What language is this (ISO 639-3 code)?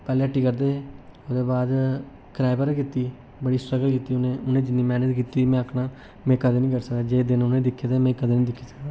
doi